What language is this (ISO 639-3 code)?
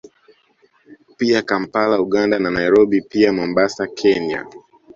swa